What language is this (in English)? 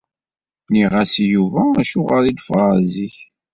Kabyle